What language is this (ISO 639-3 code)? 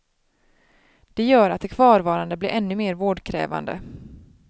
swe